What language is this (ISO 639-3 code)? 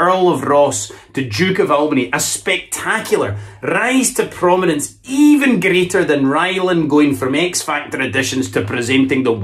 eng